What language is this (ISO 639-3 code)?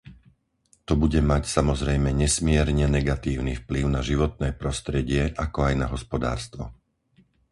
slk